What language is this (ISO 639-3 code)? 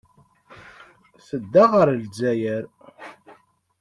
kab